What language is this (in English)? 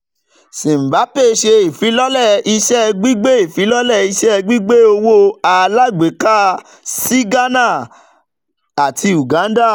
Yoruba